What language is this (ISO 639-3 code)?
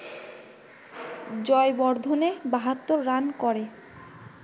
ben